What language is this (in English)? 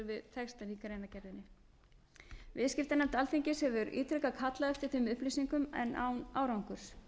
Icelandic